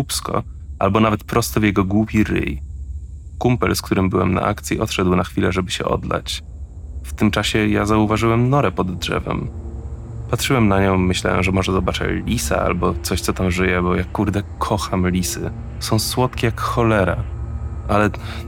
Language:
Polish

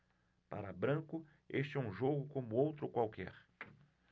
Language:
Portuguese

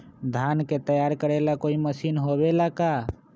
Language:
Magahi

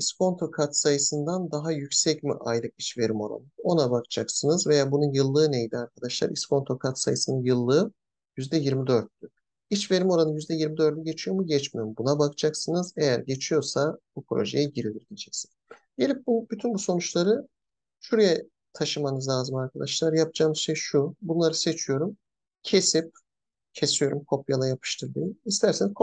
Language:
Turkish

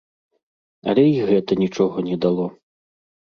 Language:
Belarusian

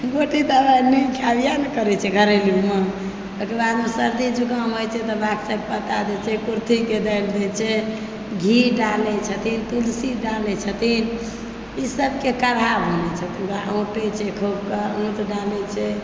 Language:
Maithili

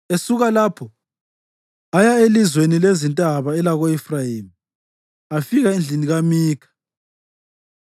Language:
North Ndebele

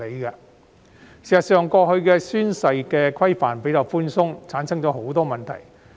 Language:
Cantonese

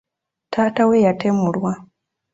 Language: Ganda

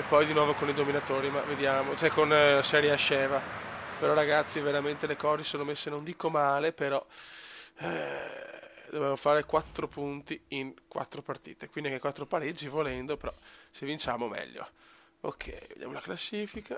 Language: Italian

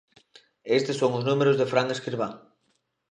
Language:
Galician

